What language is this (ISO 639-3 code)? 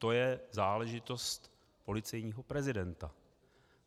ces